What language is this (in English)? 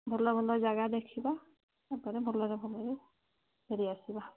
Odia